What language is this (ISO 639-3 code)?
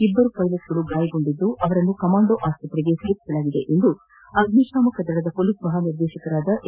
kan